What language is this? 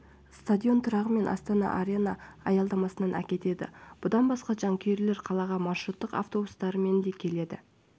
Kazakh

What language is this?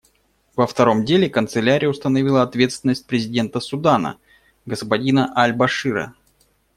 Russian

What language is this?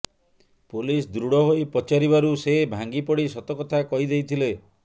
Odia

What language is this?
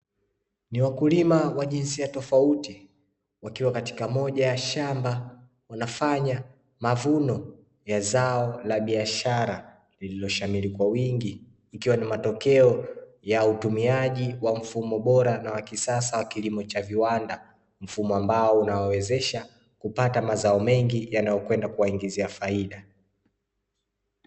Swahili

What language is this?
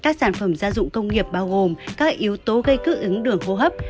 Vietnamese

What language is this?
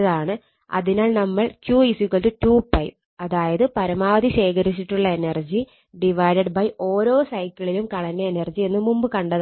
Malayalam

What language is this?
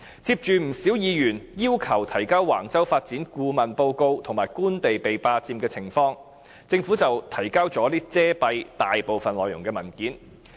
Cantonese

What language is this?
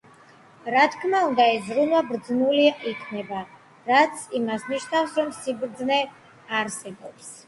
Georgian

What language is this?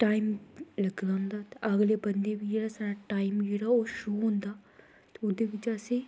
Dogri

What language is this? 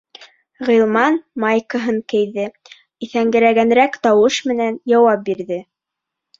Bashkir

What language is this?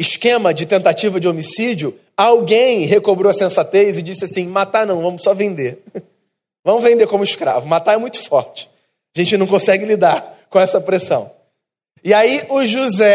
Portuguese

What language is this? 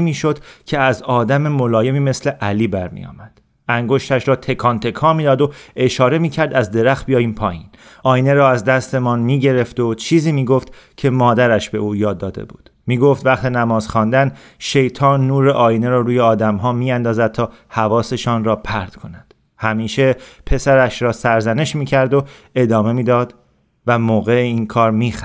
Persian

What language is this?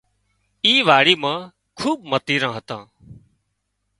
Wadiyara Koli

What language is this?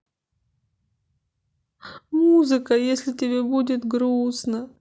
Russian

